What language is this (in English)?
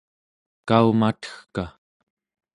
Central Yupik